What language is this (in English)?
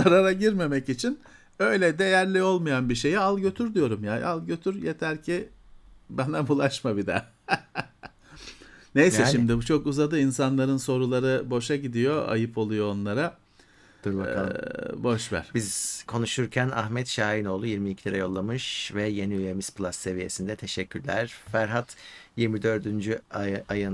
Turkish